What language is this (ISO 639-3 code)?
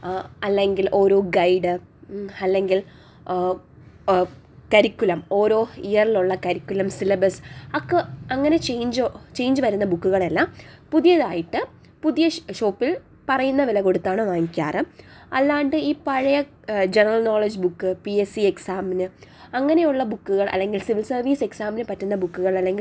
mal